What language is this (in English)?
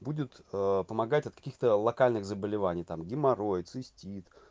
Russian